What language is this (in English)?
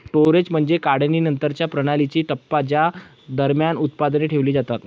Marathi